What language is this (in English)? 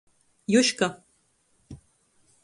Latgalian